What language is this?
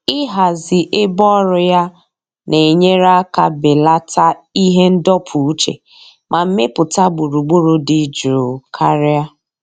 Igbo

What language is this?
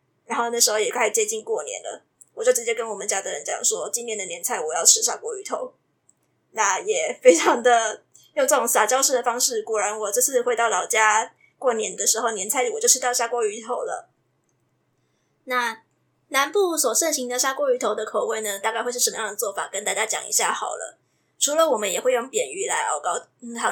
Chinese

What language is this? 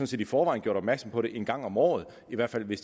Danish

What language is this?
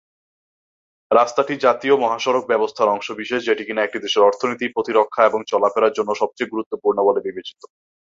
Bangla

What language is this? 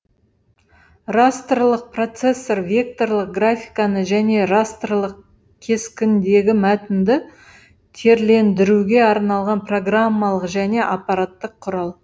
Kazakh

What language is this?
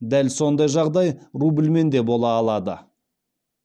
Kazakh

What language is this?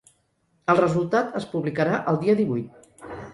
Catalan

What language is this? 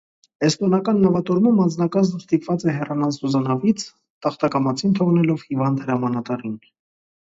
Armenian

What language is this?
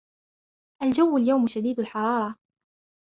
Arabic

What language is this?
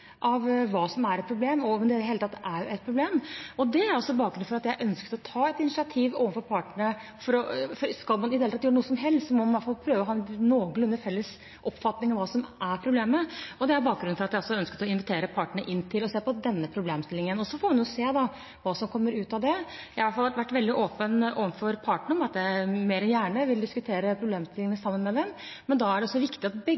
Norwegian Bokmål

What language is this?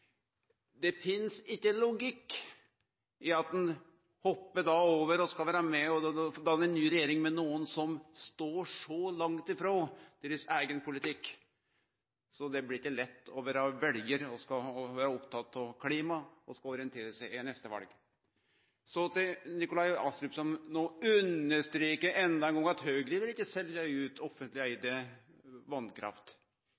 Norwegian Nynorsk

